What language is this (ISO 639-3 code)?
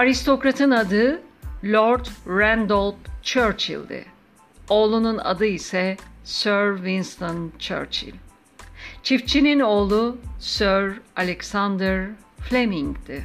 tur